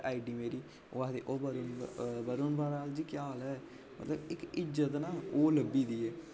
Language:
Dogri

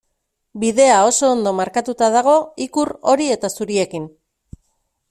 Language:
Basque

